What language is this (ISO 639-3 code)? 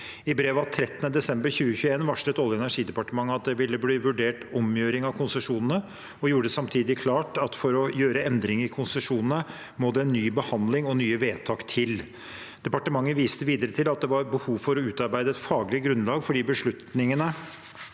nor